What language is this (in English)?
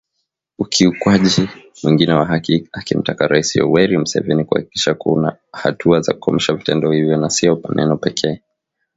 Swahili